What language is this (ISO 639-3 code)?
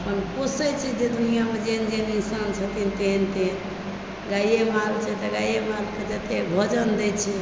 mai